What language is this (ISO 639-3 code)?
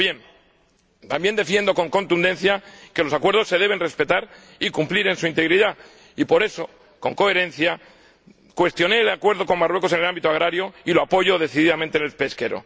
spa